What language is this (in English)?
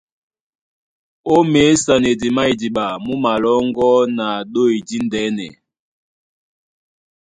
Duala